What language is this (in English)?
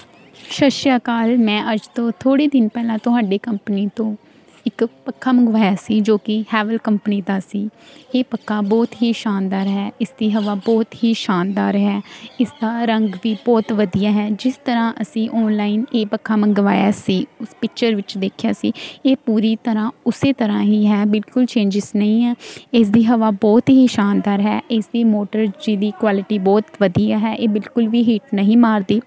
Punjabi